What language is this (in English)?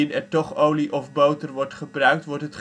Dutch